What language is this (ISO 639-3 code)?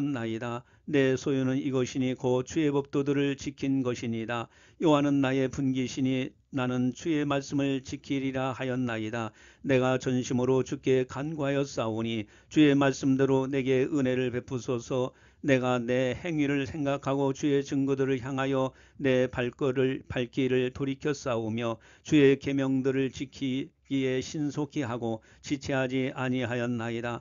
kor